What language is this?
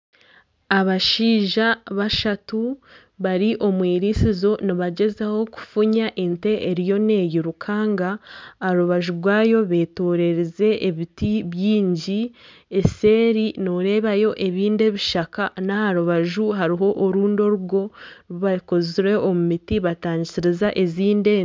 Nyankole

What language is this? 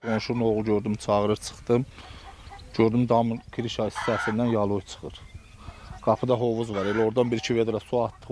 Turkish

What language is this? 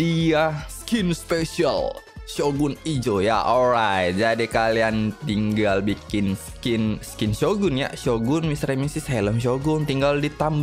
Indonesian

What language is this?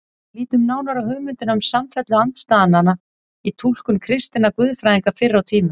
Icelandic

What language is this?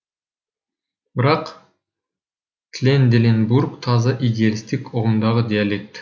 Kazakh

